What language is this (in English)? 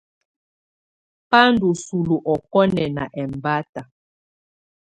Tunen